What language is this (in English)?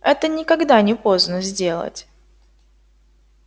Russian